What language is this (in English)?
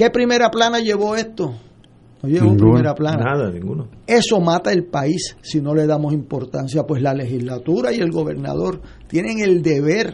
Spanish